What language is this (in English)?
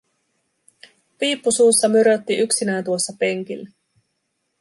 Finnish